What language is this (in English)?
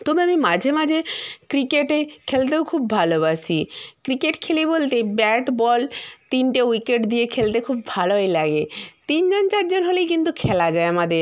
Bangla